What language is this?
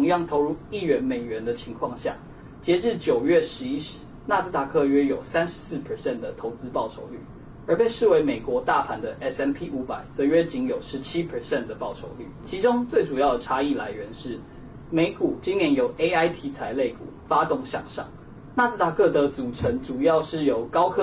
Chinese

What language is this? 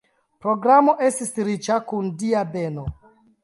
Esperanto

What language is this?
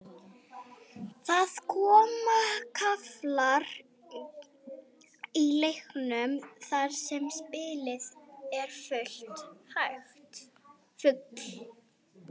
Icelandic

